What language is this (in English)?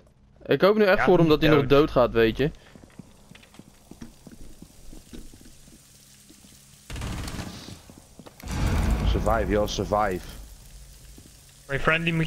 Dutch